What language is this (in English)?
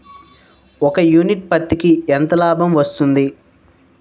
Telugu